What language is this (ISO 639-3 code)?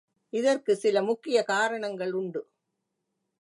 tam